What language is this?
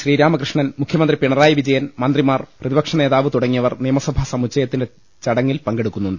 Malayalam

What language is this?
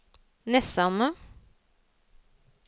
Norwegian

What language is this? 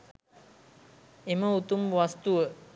Sinhala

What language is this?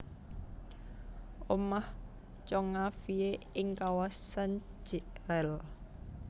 Javanese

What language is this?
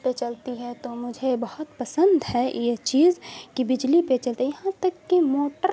Urdu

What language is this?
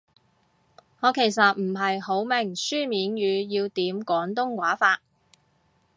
Cantonese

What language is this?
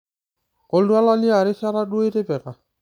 Masai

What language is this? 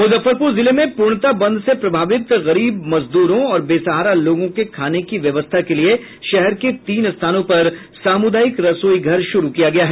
Hindi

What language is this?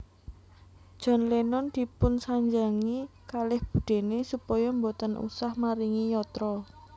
Javanese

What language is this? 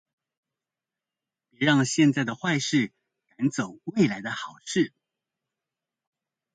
Chinese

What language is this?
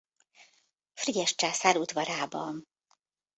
Hungarian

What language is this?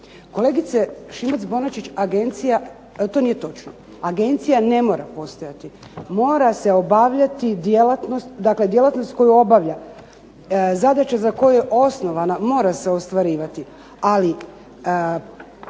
Croatian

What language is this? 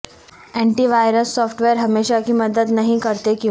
Urdu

